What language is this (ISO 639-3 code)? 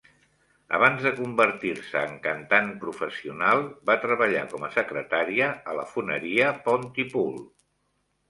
cat